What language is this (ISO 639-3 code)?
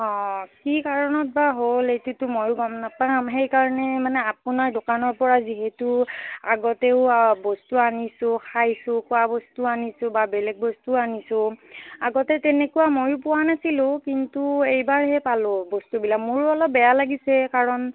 asm